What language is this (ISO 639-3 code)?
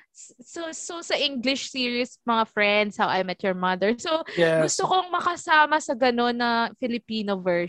fil